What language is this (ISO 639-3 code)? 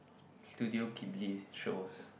eng